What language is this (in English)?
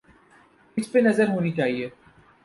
Urdu